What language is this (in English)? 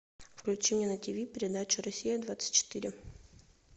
Russian